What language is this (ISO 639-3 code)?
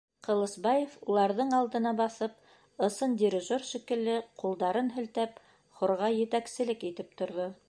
bak